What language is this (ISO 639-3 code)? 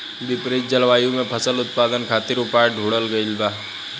bho